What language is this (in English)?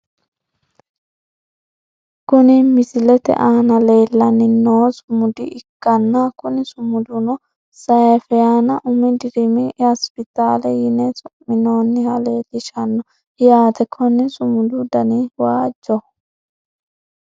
Sidamo